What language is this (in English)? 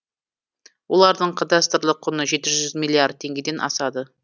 Kazakh